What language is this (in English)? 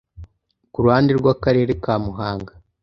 Kinyarwanda